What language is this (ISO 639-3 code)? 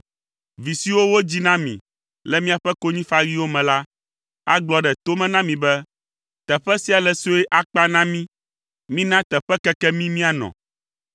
ewe